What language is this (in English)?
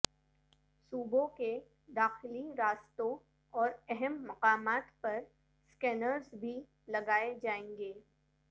Urdu